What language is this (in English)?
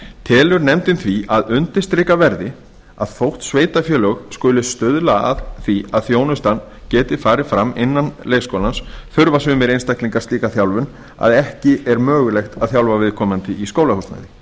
Icelandic